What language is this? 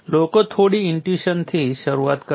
Gujarati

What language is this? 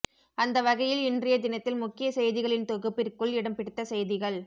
Tamil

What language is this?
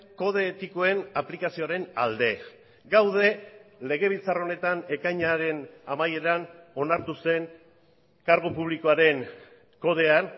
Basque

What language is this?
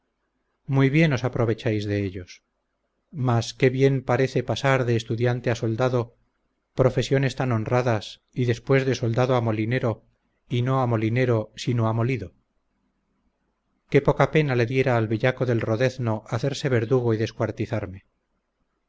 Spanish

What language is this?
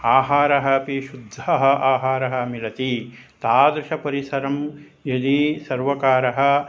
Sanskrit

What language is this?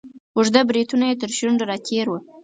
Pashto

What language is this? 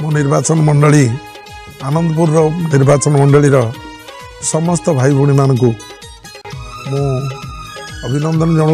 Bangla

